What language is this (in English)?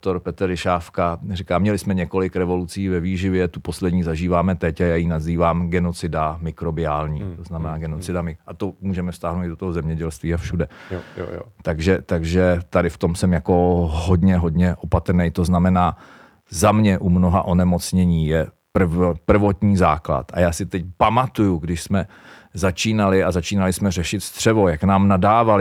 Czech